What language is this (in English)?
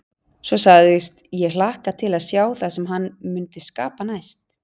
Icelandic